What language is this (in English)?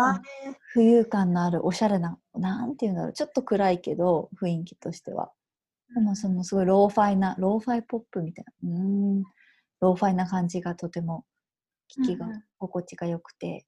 Japanese